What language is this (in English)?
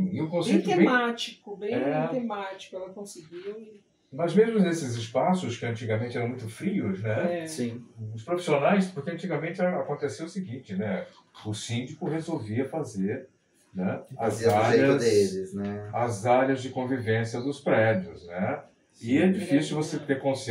Portuguese